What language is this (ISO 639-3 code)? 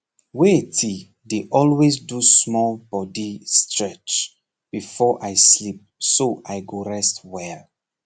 pcm